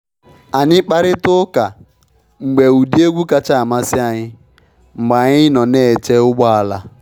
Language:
Igbo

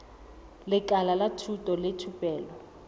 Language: Southern Sotho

